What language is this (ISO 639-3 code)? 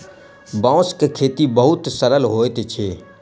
mai